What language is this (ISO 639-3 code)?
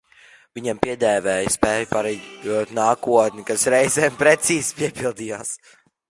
lav